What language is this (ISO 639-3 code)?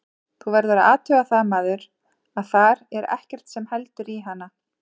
isl